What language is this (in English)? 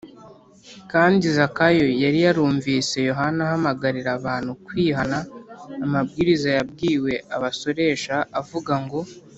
Kinyarwanda